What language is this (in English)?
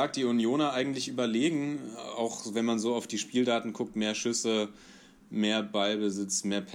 German